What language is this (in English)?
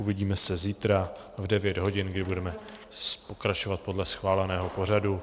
Czech